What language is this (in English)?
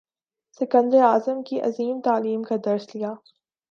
Urdu